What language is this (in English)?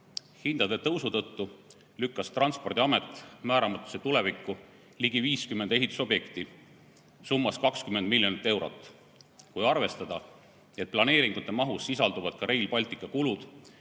Estonian